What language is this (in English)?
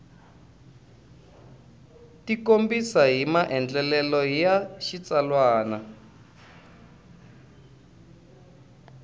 Tsonga